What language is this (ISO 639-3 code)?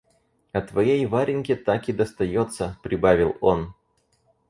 rus